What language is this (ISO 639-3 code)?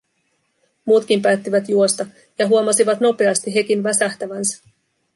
fin